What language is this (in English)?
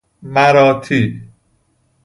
Persian